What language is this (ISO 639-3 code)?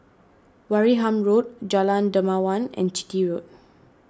eng